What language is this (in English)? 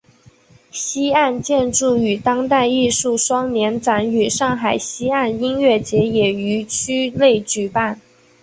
Chinese